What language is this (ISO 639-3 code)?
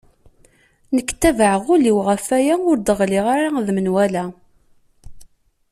kab